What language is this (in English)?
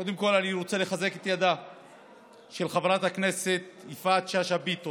Hebrew